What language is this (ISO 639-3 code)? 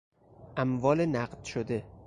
fas